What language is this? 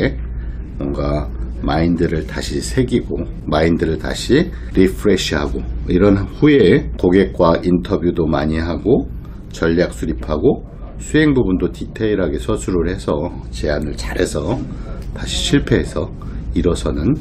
Korean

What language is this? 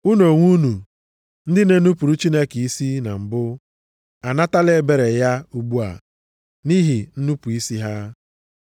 Igbo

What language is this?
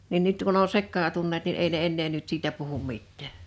Finnish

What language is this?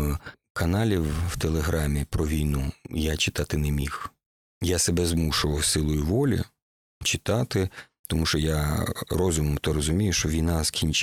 Ukrainian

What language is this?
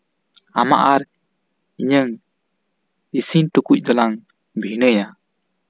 Santali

